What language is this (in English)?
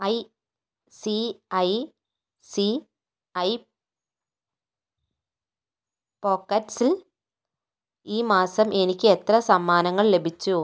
Malayalam